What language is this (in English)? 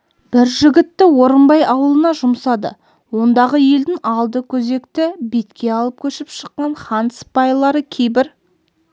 Kazakh